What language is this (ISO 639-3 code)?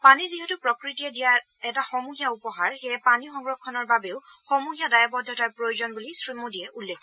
asm